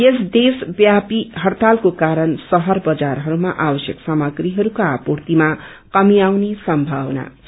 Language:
Nepali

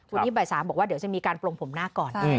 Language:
Thai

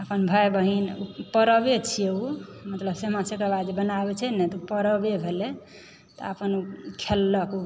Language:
Maithili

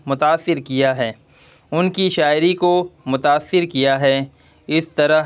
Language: Urdu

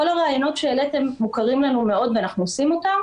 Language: Hebrew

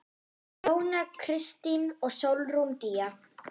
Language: Icelandic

